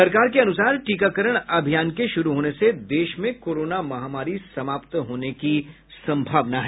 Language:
Hindi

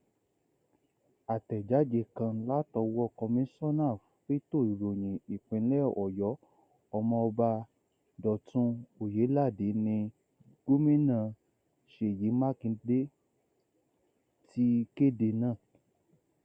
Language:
Yoruba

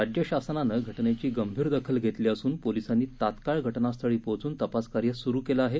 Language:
Marathi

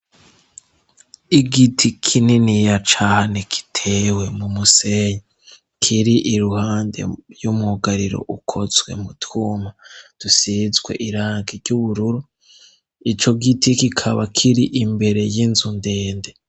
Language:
Rundi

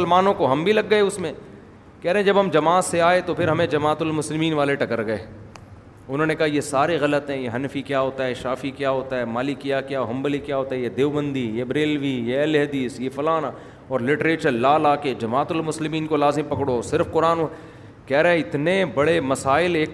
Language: Urdu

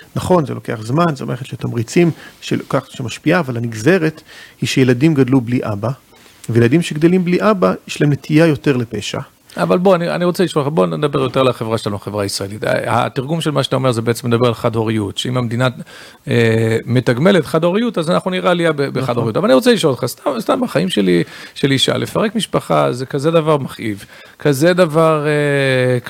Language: Hebrew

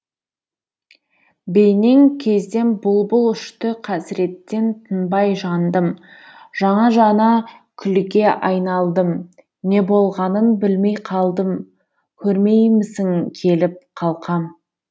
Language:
Kazakh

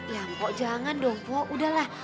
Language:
Indonesian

